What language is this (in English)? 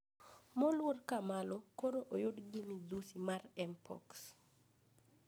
Luo (Kenya and Tanzania)